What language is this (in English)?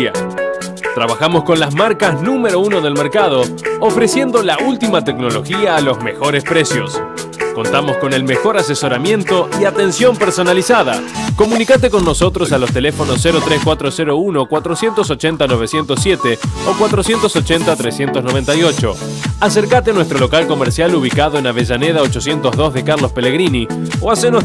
Spanish